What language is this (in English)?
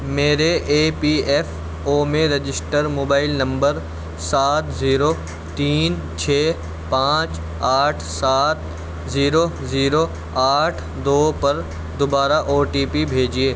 Urdu